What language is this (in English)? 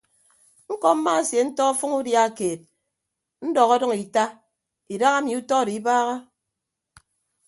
Ibibio